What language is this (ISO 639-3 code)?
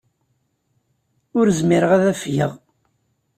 kab